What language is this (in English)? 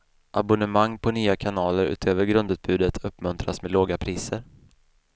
Swedish